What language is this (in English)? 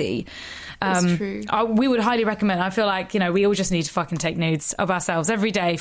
English